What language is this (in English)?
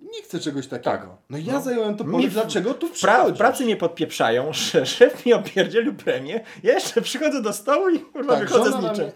Polish